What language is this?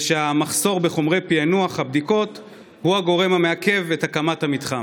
Hebrew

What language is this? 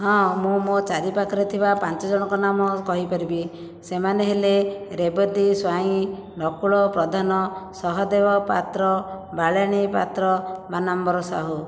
Odia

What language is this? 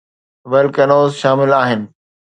Sindhi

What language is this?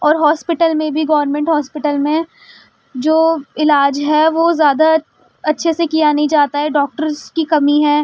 Urdu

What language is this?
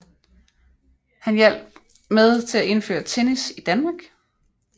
Danish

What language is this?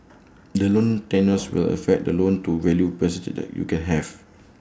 English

